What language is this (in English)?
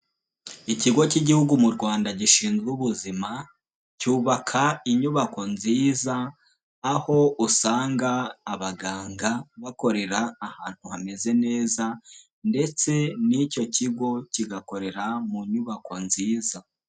Kinyarwanda